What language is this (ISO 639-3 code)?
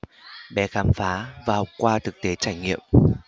vie